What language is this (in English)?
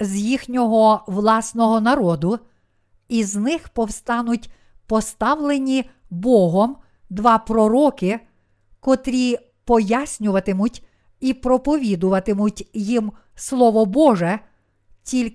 Ukrainian